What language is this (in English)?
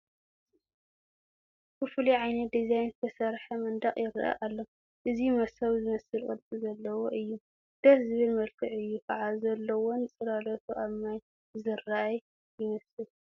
Tigrinya